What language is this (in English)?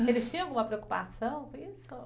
Portuguese